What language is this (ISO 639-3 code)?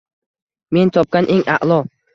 uzb